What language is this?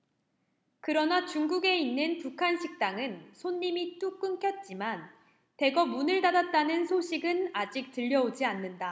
Korean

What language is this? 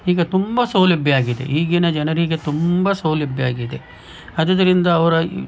Kannada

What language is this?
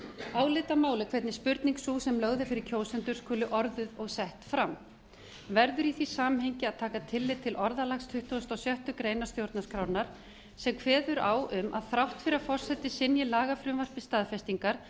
Icelandic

